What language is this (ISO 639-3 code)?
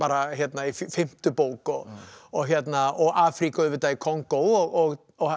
isl